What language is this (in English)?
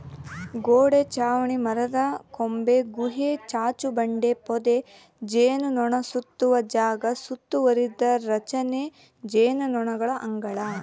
Kannada